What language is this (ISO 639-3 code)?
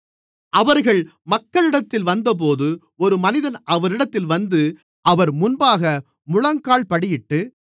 tam